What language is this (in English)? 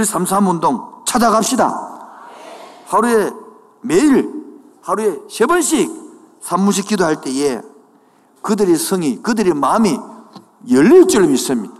Korean